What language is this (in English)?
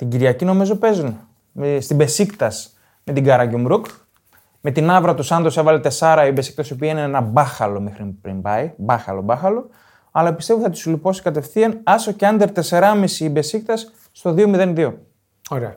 Greek